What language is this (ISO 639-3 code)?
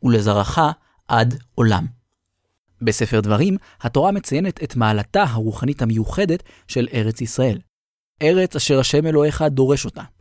heb